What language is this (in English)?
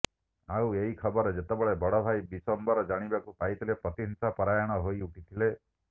Odia